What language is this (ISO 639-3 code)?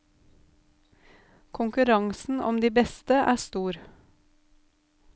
nor